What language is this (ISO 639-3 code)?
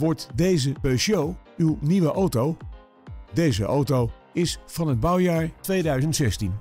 nld